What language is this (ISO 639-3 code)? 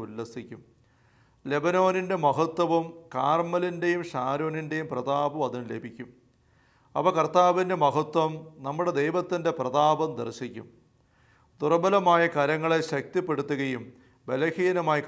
mal